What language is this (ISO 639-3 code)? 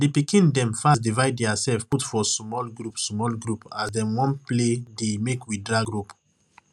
pcm